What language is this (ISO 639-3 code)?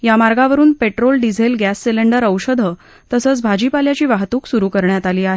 mar